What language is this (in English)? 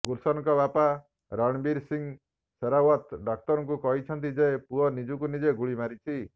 Odia